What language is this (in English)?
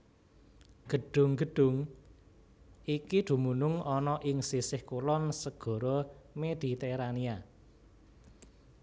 Javanese